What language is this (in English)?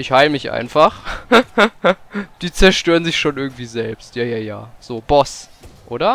German